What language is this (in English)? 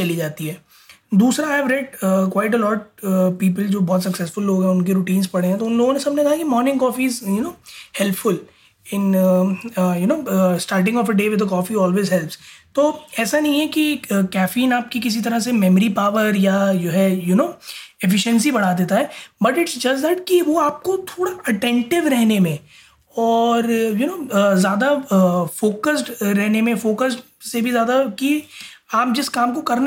Hindi